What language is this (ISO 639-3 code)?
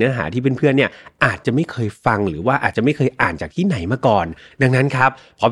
tha